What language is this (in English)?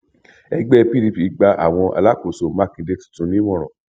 Yoruba